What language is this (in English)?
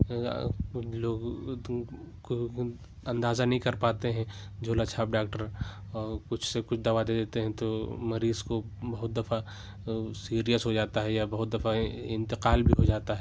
Urdu